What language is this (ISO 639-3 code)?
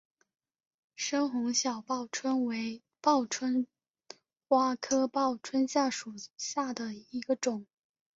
zho